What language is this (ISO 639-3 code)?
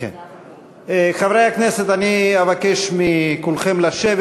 heb